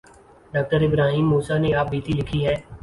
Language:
Urdu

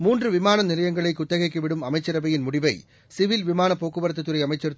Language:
Tamil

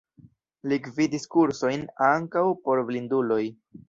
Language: Esperanto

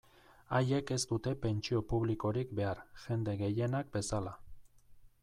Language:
Basque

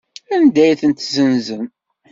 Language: Kabyle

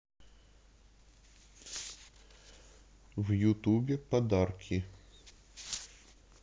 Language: Russian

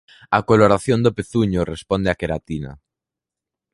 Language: Galician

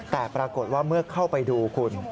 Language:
Thai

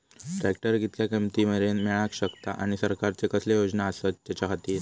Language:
Marathi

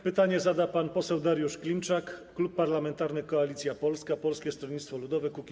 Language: Polish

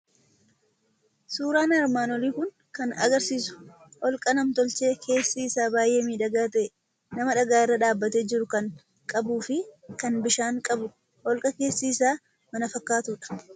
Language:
Oromo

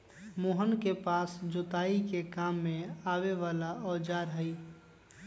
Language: Magahi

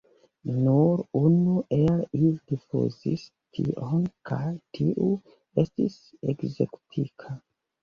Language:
Esperanto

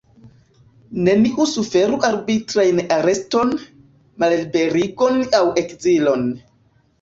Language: Esperanto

